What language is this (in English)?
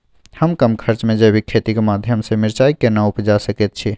Maithili